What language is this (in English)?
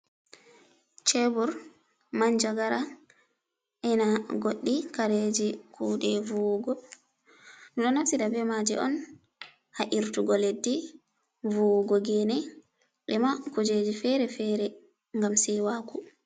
Fula